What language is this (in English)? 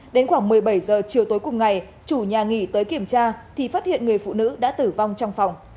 Vietnamese